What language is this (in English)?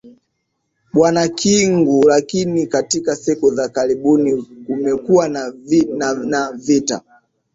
Swahili